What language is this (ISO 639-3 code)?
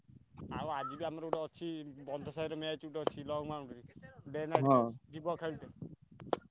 ori